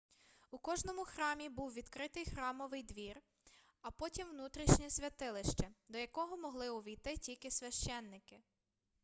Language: Ukrainian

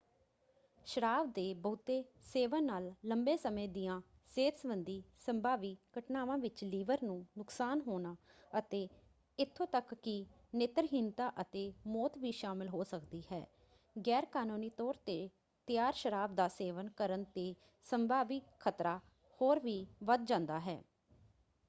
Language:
Punjabi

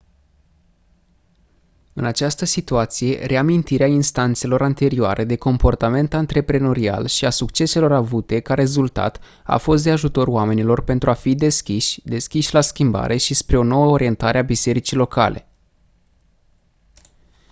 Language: Romanian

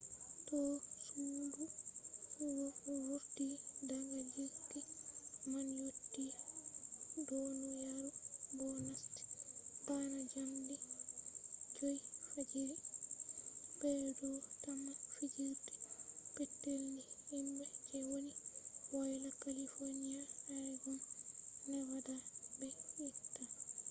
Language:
Fula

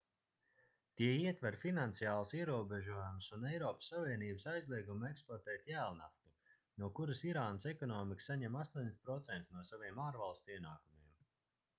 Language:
Latvian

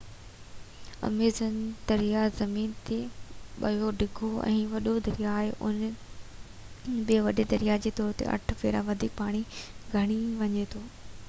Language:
Sindhi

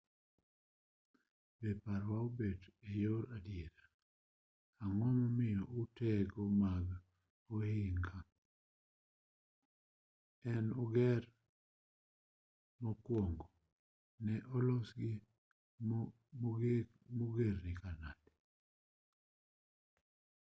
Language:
Luo (Kenya and Tanzania)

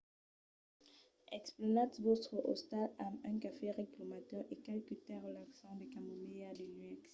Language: Occitan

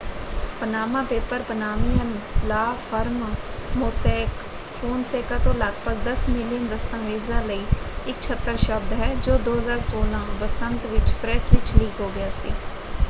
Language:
Punjabi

